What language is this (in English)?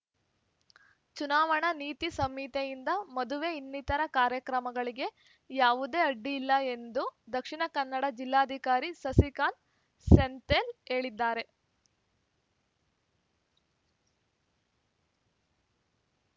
Kannada